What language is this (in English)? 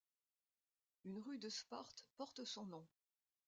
French